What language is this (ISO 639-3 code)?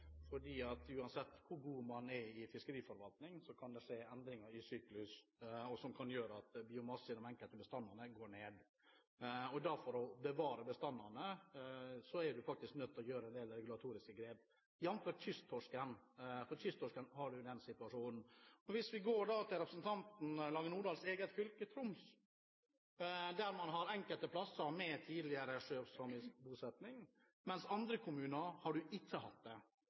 nob